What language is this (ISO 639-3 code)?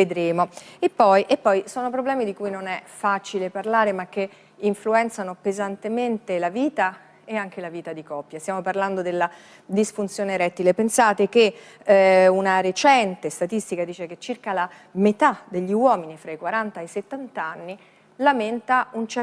ita